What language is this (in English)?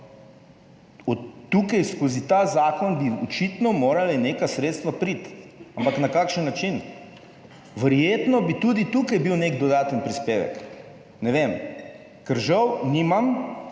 Slovenian